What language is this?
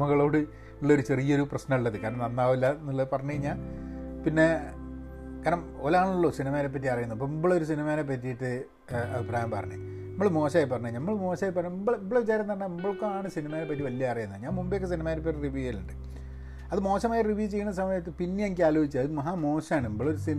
Malayalam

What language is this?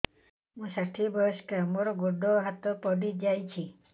Odia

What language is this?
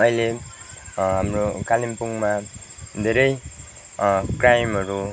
Nepali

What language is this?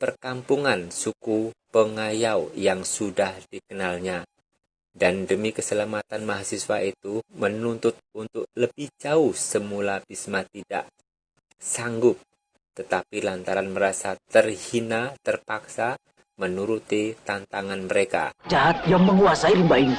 Indonesian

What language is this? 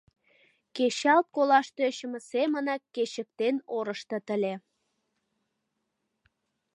Mari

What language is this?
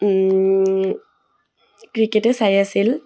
Assamese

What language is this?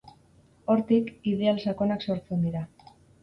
Basque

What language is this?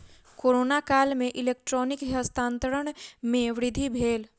Maithili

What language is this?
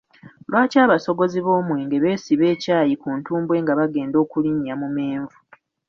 Ganda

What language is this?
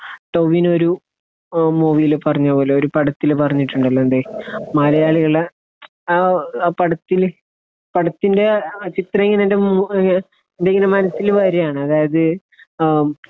Malayalam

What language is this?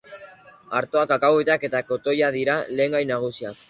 Basque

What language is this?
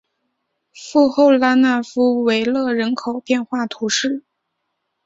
Chinese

